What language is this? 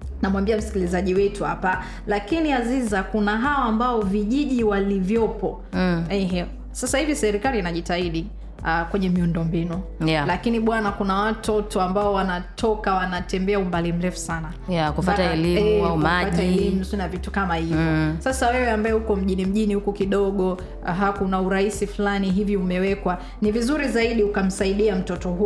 Swahili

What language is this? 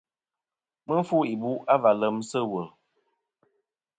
Kom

